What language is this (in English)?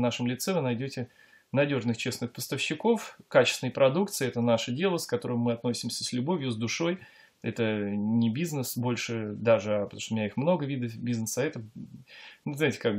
Russian